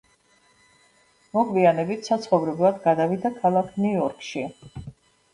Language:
Georgian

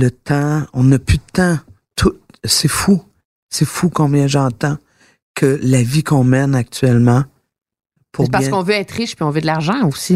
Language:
French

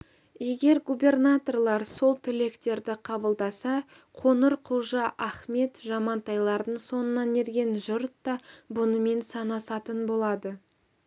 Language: Kazakh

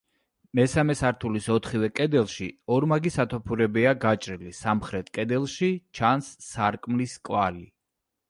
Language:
Georgian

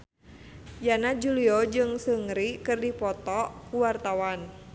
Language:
Sundanese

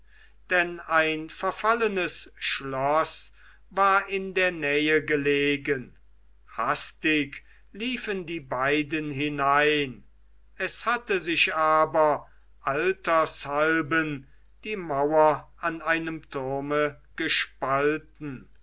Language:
German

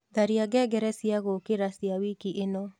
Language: Kikuyu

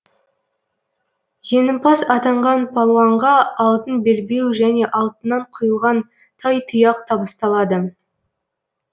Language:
Kazakh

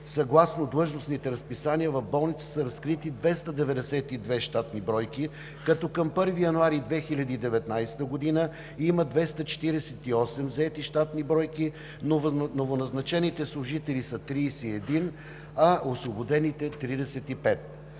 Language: Bulgarian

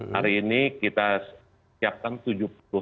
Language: Indonesian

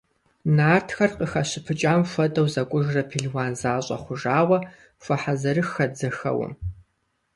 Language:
Kabardian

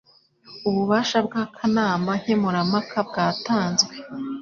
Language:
Kinyarwanda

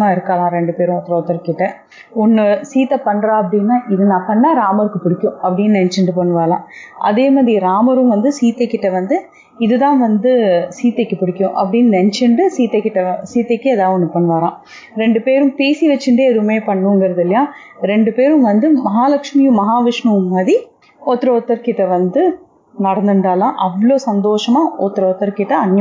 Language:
Tamil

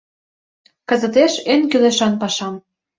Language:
Mari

